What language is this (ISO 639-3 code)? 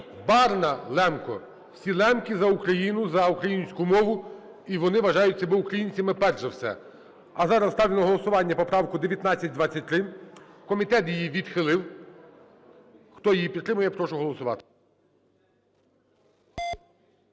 ukr